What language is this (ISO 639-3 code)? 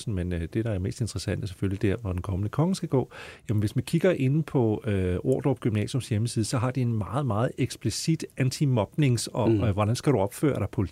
dan